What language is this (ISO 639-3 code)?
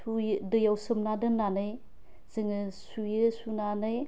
brx